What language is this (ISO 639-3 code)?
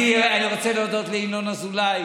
heb